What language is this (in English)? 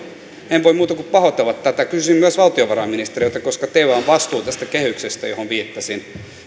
Finnish